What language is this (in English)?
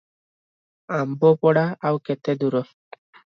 Odia